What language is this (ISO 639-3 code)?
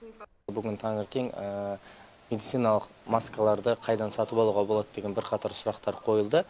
kaz